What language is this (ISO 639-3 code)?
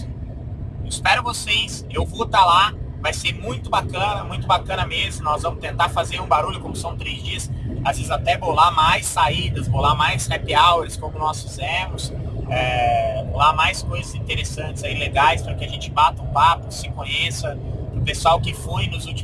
por